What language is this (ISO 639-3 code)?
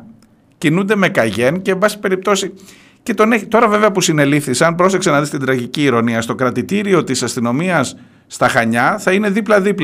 ell